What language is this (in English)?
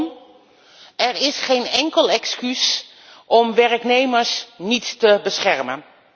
Dutch